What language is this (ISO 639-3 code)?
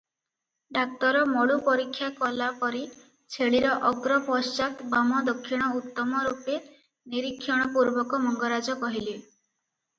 ori